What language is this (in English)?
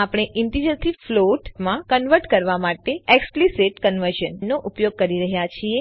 Gujarati